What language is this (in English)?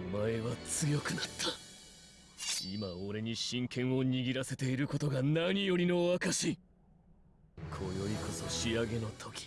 Japanese